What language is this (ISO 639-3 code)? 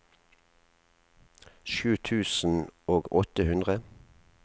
nor